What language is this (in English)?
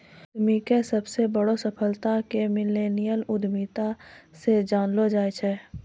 Maithili